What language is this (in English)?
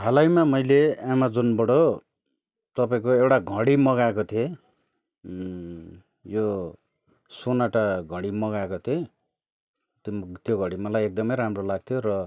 Nepali